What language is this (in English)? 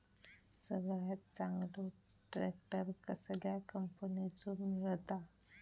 Marathi